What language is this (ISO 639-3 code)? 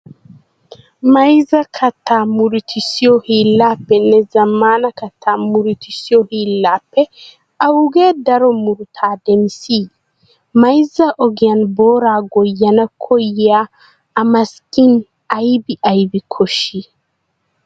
wal